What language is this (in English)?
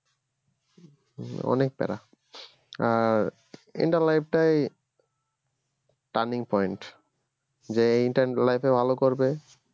Bangla